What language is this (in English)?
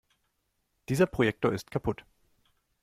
German